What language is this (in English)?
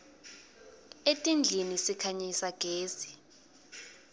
Swati